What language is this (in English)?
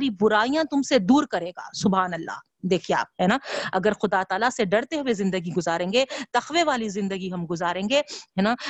Urdu